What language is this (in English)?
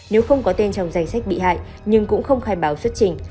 Vietnamese